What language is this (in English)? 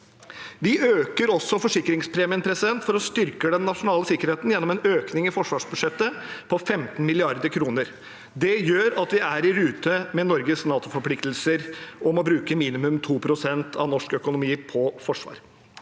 Norwegian